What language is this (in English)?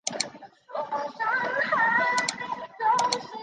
Chinese